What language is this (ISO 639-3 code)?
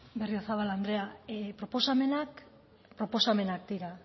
eus